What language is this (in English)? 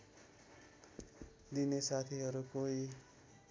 Nepali